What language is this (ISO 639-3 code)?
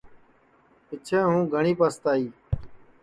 ssi